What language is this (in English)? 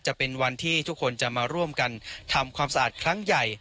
Thai